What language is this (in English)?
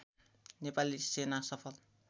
Nepali